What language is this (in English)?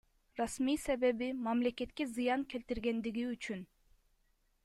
Kyrgyz